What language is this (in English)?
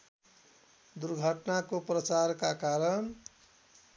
Nepali